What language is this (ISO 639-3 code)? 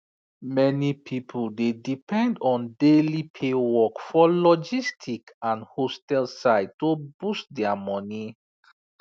pcm